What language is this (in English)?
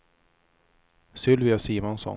Swedish